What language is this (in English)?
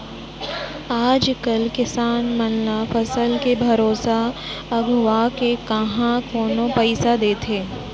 Chhattisgarhi